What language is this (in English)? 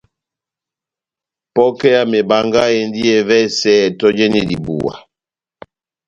Batanga